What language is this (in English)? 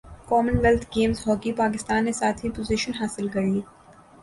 Urdu